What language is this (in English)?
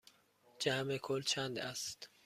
Persian